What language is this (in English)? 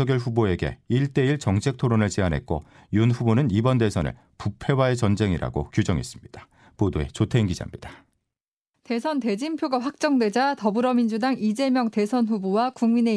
Korean